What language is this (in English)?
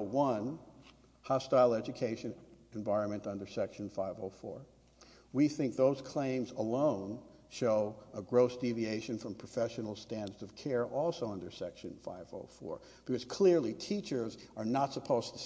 English